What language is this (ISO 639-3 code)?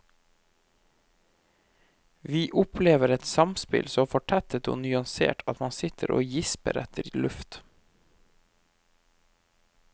nor